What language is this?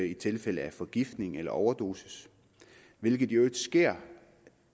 Danish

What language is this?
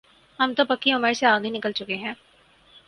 Urdu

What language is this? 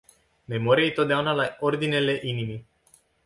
Romanian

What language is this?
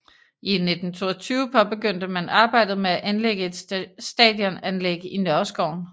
Danish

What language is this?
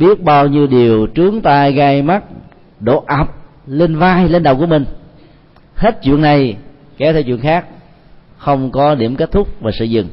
Vietnamese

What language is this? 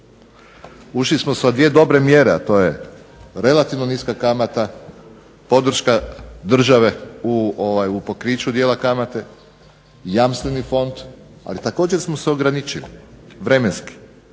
Croatian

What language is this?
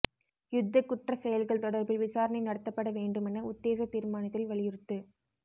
Tamil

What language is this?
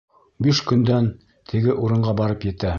Bashkir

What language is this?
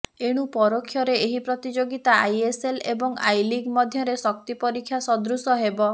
Odia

